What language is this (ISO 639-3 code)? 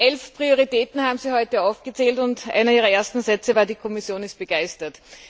deu